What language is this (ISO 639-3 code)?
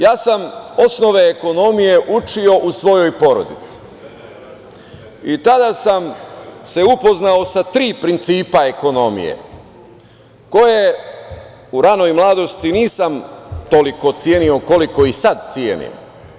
srp